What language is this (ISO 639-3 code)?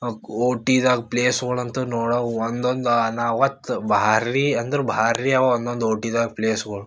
kan